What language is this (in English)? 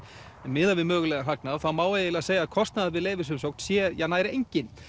Icelandic